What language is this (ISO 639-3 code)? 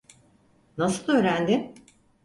tur